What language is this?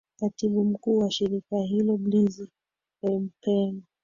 Swahili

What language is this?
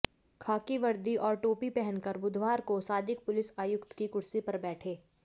Hindi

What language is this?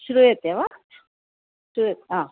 Sanskrit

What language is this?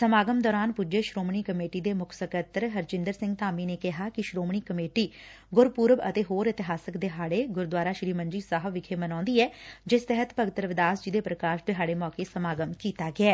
Punjabi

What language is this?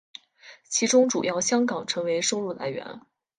Chinese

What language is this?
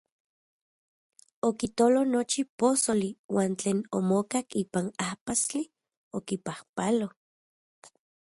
Central Puebla Nahuatl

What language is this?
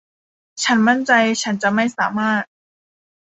Thai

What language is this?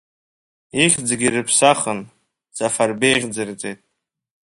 Abkhazian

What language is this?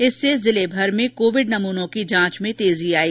Hindi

